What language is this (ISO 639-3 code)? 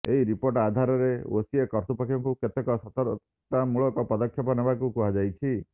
ori